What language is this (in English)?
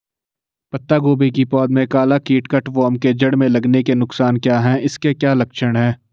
Hindi